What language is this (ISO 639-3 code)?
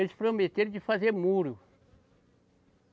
por